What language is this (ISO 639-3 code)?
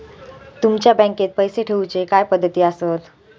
mar